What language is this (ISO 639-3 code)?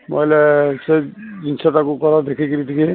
ori